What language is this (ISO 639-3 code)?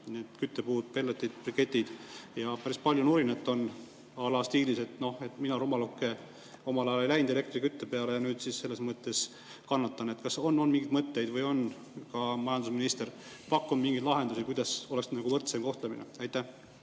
est